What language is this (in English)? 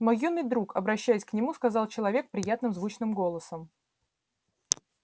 Russian